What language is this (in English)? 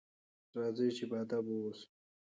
Pashto